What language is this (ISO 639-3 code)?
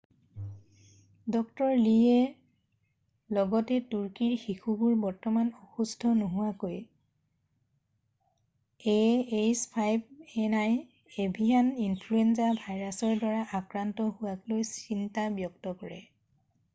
asm